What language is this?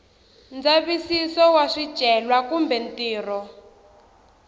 Tsonga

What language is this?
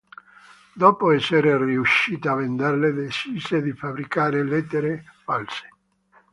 Italian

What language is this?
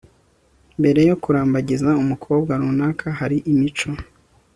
Kinyarwanda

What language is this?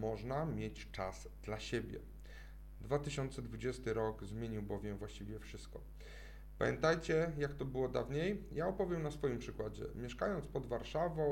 Polish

